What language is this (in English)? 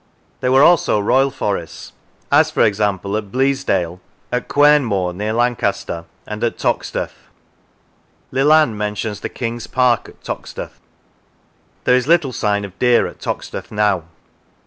English